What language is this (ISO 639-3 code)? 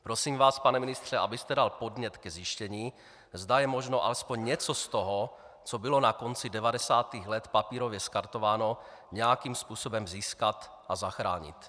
ces